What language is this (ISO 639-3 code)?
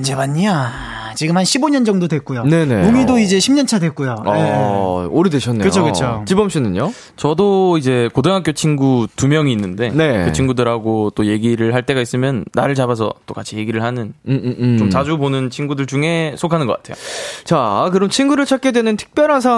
kor